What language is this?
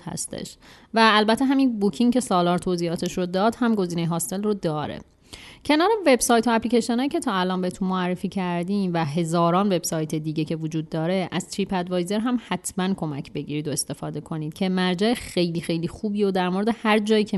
Persian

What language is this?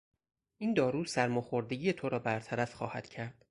Persian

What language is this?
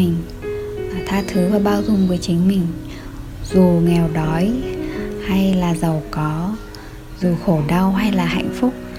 Vietnamese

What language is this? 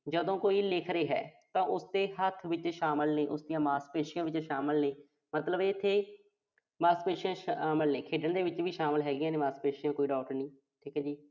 Punjabi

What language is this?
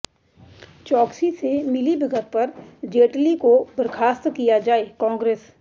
Hindi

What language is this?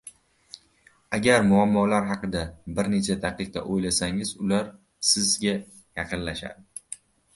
Uzbek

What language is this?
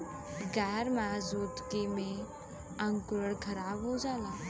Bhojpuri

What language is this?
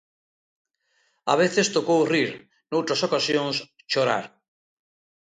Galician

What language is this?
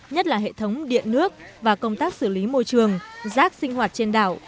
Vietnamese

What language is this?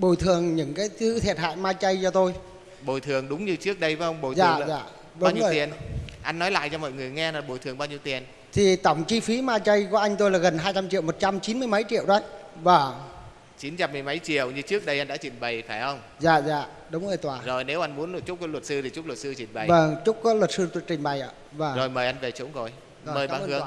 Vietnamese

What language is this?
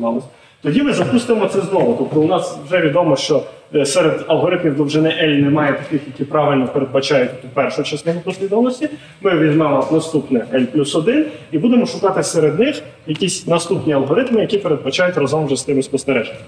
Ukrainian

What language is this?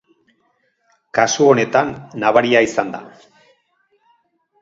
Basque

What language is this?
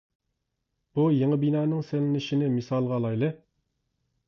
Uyghur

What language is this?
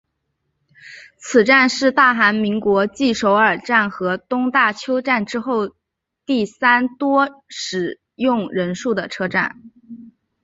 Chinese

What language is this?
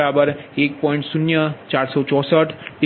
Gujarati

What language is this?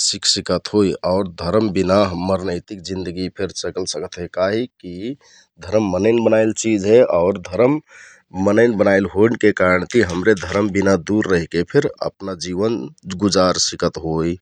Kathoriya Tharu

